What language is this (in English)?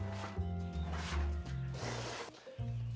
Indonesian